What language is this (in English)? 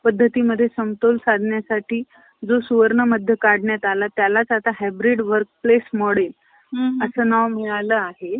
Marathi